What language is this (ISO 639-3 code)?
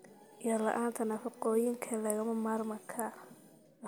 som